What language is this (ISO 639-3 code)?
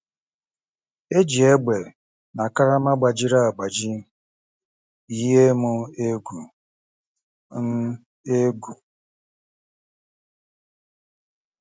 ibo